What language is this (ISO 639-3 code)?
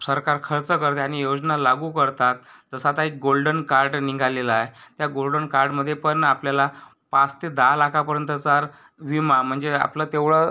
mar